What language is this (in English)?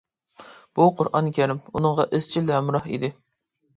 Uyghur